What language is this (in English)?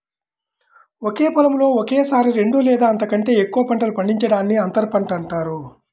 Telugu